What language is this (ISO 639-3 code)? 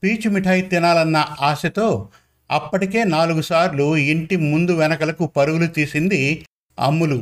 tel